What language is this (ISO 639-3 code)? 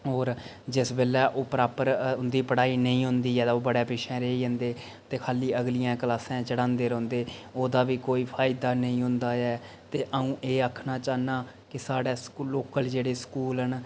doi